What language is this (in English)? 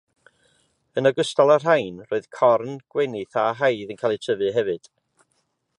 Welsh